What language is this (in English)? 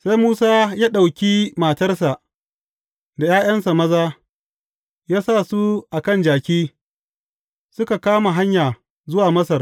Hausa